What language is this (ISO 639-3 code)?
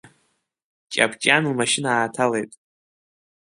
abk